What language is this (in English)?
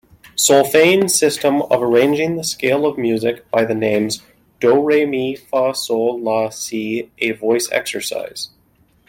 English